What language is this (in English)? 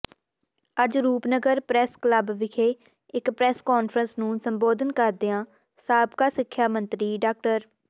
Punjabi